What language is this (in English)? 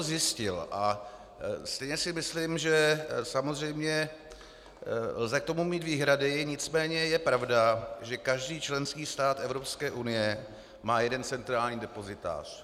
Czech